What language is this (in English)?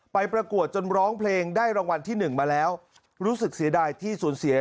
Thai